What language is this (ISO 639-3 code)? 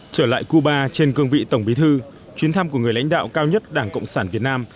vie